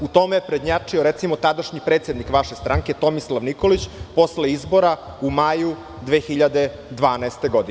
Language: Serbian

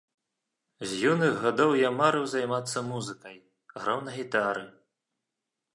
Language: Belarusian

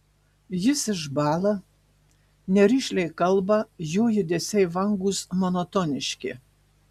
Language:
Lithuanian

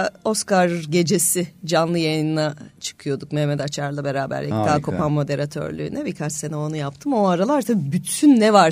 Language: Turkish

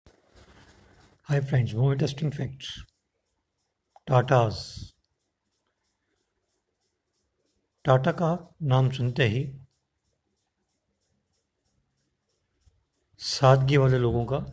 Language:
Hindi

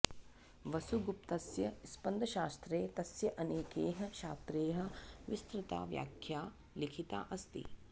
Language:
Sanskrit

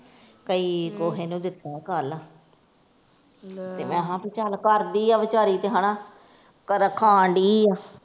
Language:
Punjabi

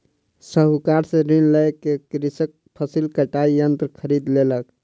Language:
Maithili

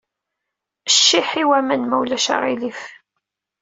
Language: Kabyle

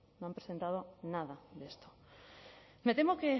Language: Spanish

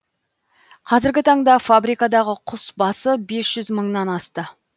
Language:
Kazakh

